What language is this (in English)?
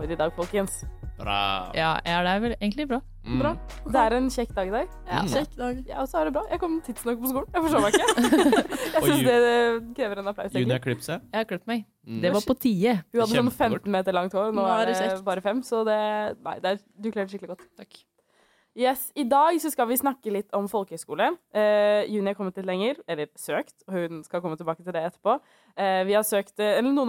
English